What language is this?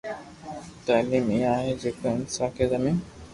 Loarki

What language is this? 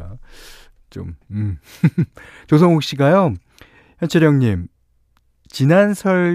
Korean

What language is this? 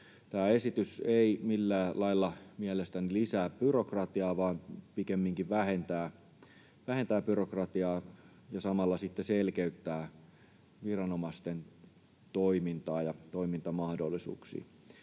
Finnish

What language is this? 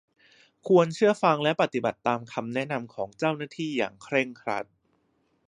Thai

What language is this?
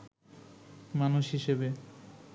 Bangla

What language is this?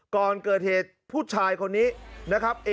Thai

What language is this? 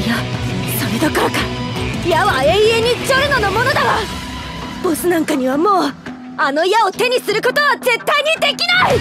Japanese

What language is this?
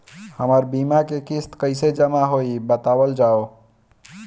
Bhojpuri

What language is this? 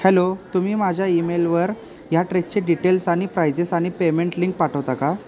Marathi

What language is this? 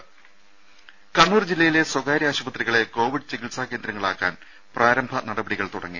Malayalam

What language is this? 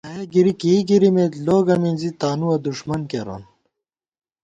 Gawar-Bati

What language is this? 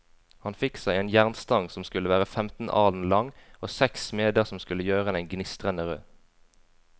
Norwegian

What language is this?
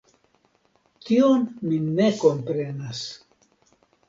Esperanto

